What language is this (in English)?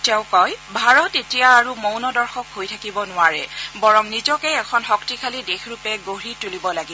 Assamese